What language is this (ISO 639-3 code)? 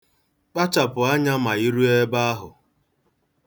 ibo